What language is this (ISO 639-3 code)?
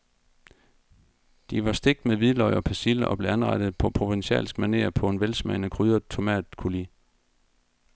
dan